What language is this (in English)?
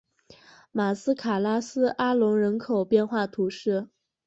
Chinese